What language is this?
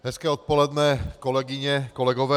Czech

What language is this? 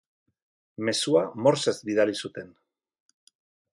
Basque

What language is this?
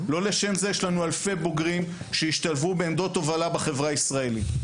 Hebrew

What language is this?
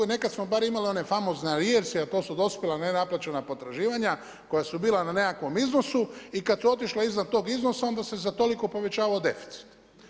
Croatian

